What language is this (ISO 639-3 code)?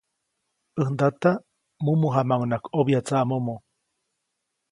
zoc